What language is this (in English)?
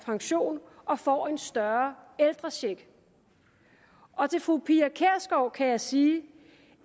Danish